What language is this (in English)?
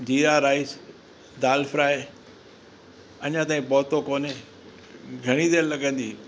Sindhi